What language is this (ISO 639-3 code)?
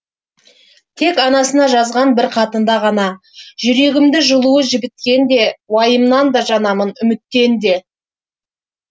kaz